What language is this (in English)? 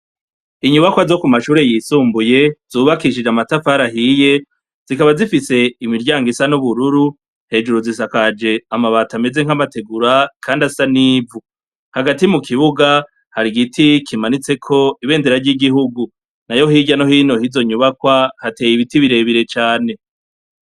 Rundi